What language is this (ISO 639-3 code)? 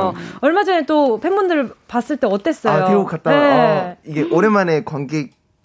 kor